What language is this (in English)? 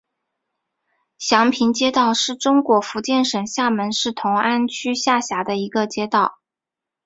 Chinese